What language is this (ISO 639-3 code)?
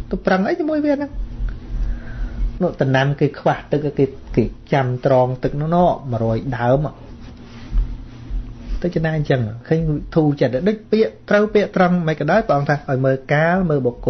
vie